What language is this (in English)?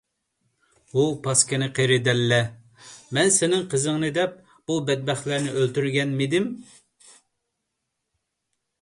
Uyghur